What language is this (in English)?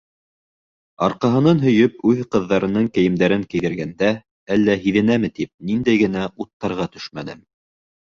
Bashkir